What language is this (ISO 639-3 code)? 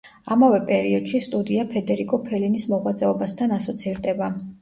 kat